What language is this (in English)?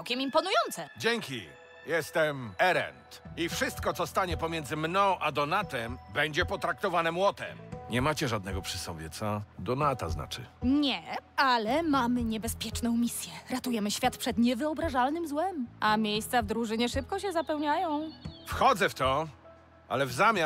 Polish